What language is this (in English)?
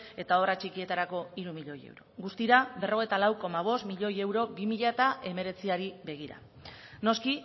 Basque